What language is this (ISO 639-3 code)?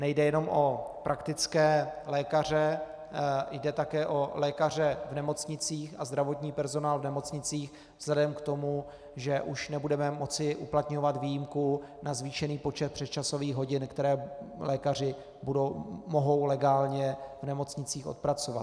ces